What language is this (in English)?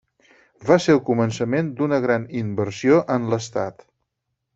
Catalan